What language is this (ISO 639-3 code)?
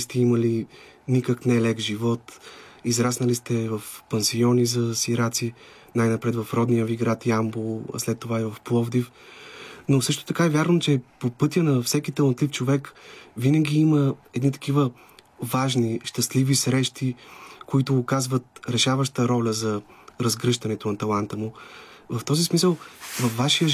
bul